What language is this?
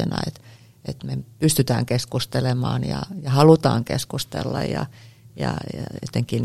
Finnish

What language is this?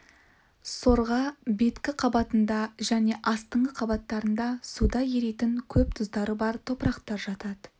Kazakh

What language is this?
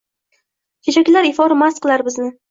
Uzbek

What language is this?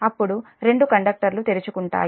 Telugu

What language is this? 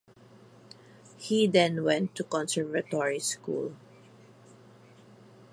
English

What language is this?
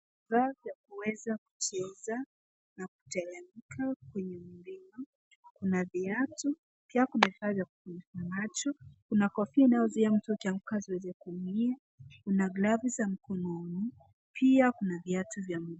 Swahili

